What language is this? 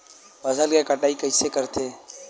Chhattisgarhi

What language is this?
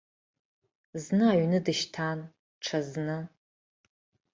Abkhazian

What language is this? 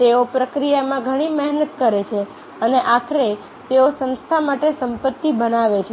Gujarati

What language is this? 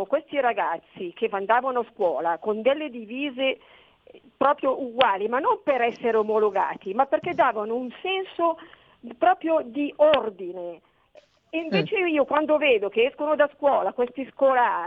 Italian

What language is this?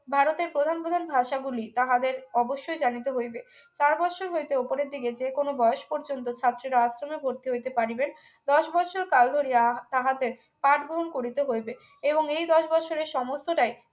Bangla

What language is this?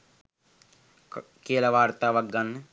Sinhala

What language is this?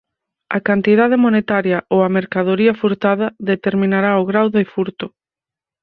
Galician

